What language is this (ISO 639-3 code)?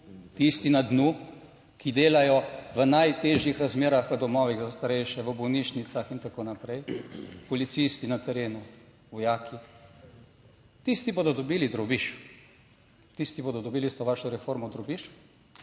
slv